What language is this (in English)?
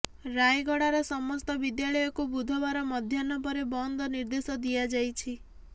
Odia